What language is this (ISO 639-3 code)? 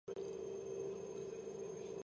kat